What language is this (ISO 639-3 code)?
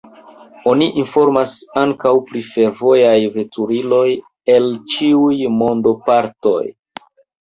epo